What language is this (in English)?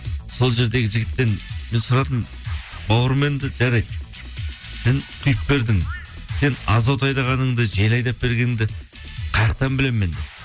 Kazakh